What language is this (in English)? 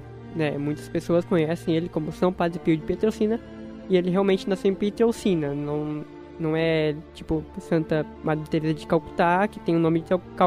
Portuguese